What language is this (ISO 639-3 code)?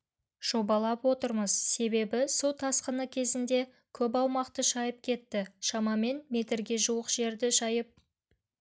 kaz